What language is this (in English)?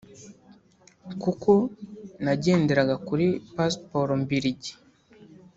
Kinyarwanda